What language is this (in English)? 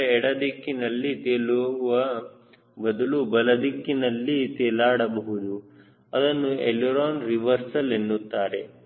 Kannada